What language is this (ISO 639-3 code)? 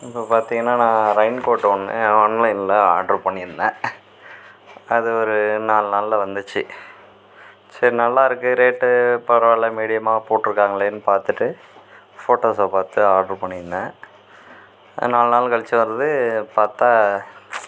tam